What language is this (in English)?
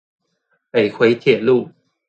Chinese